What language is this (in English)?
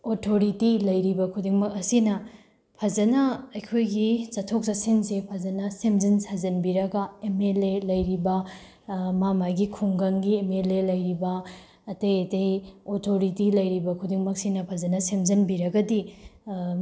Manipuri